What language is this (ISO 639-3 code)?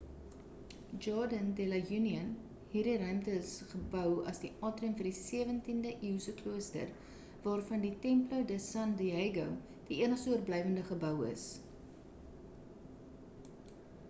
afr